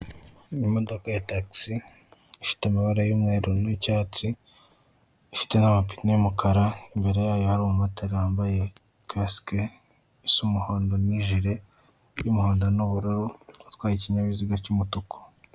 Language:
Kinyarwanda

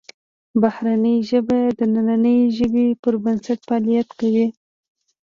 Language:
Pashto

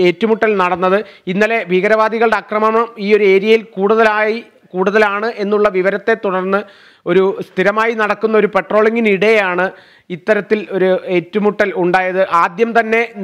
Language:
Malayalam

